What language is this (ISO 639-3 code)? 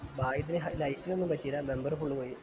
mal